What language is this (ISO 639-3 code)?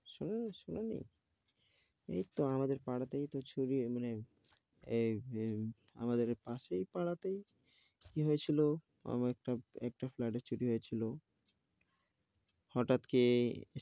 ben